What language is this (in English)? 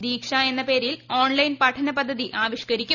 Malayalam